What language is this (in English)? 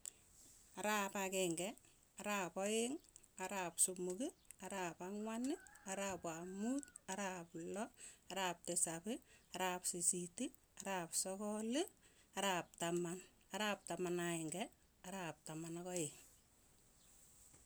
Tugen